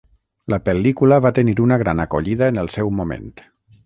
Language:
Catalan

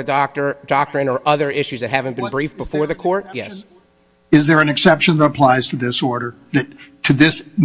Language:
English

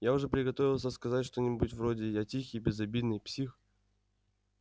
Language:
Russian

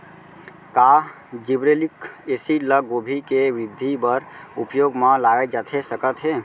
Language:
Chhattisgarhi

